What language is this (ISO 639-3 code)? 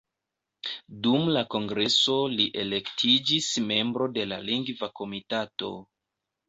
epo